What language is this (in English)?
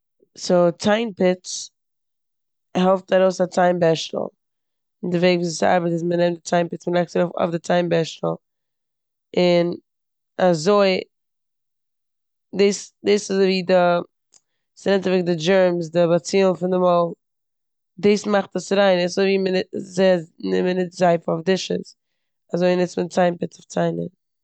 Yiddish